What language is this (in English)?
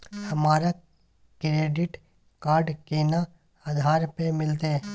Maithili